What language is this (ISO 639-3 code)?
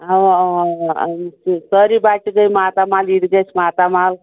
kas